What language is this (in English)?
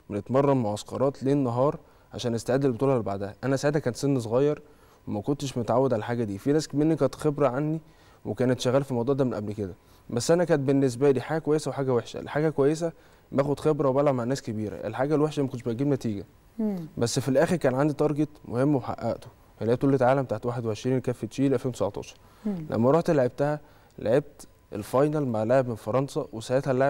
Arabic